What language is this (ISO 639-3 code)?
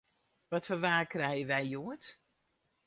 fry